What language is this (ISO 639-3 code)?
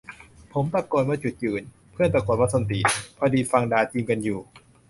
tha